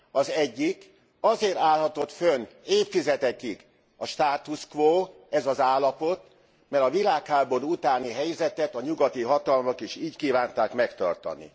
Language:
Hungarian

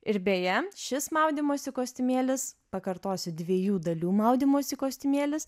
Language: Lithuanian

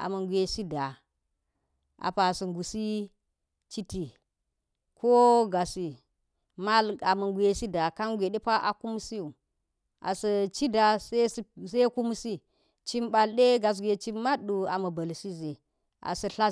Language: Geji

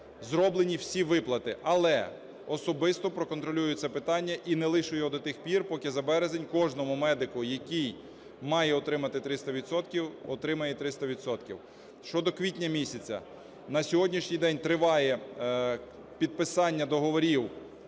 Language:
Ukrainian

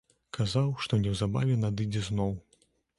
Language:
Belarusian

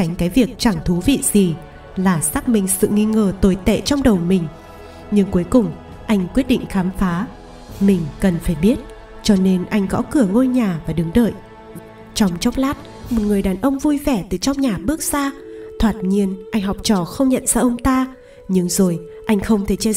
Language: Vietnamese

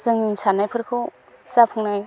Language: Bodo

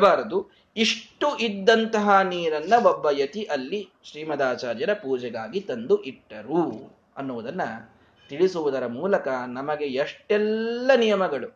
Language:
Kannada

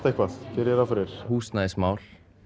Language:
Icelandic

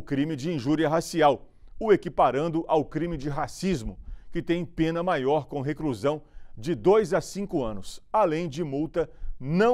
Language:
Portuguese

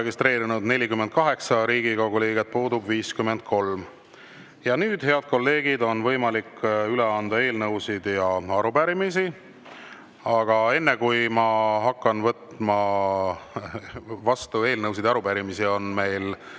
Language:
Estonian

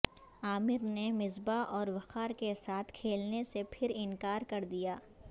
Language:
Urdu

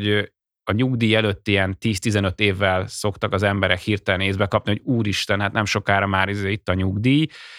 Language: Hungarian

